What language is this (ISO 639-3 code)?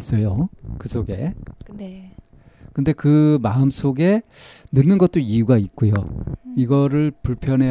kor